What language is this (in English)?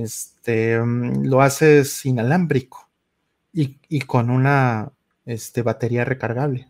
Spanish